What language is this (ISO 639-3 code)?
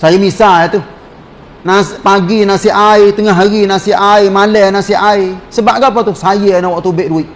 msa